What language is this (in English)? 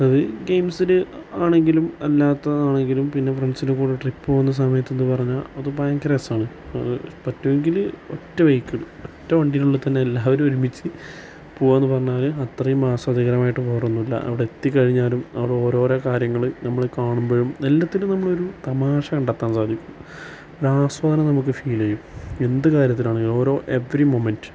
Malayalam